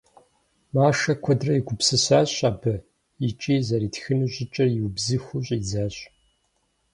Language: Kabardian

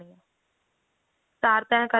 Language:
Punjabi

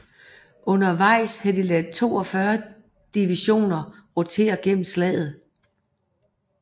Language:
Danish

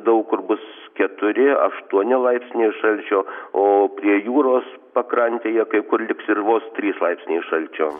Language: Lithuanian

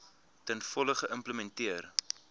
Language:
Afrikaans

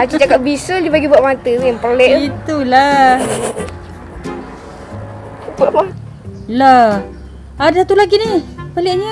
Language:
Malay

